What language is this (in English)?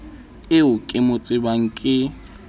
Southern Sotho